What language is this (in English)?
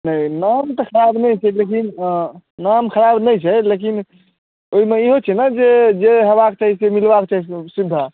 Maithili